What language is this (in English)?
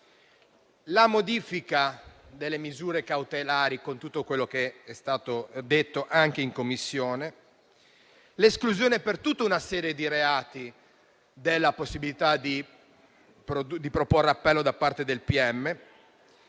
Italian